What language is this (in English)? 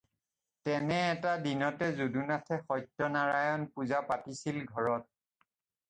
Assamese